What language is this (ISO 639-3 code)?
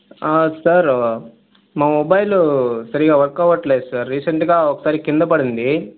tel